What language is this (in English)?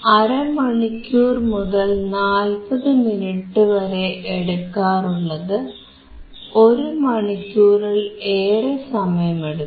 Malayalam